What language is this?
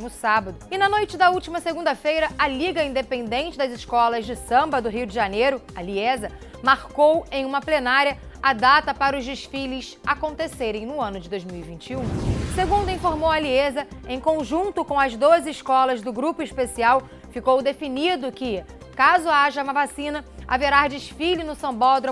Portuguese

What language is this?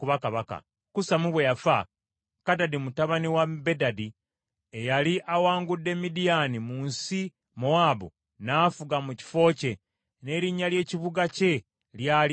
Ganda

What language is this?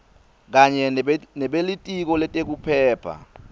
Swati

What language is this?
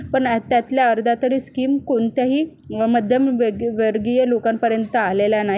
Marathi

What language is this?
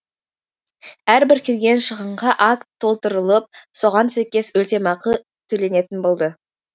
Kazakh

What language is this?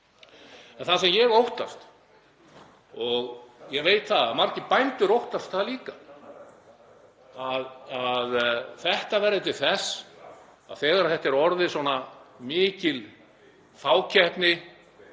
Icelandic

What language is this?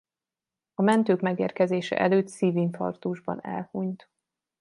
Hungarian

